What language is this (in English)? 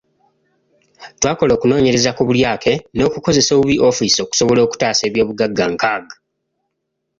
Ganda